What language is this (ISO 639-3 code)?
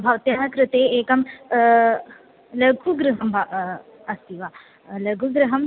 san